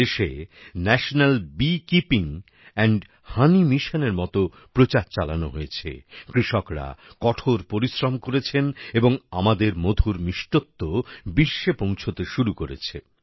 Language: Bangla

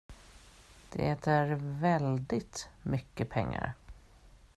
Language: Swedish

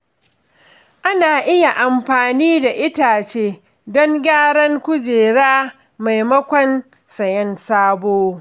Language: Hausa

